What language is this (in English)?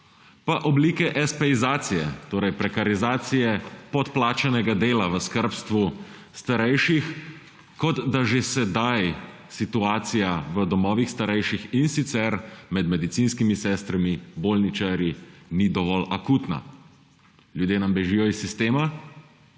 Slovenian